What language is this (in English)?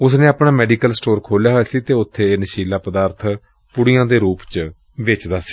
Punjabi